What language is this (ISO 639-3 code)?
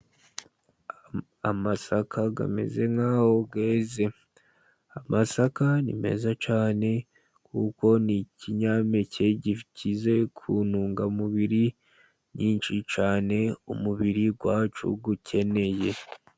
kin